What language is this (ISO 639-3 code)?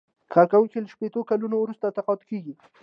pus